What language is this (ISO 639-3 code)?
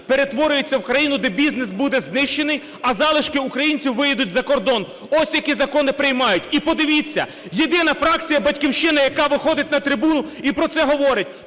ukr